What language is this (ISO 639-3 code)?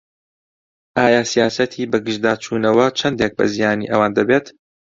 ckb